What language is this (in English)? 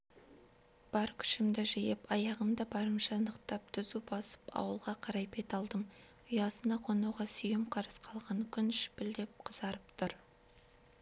Kazakh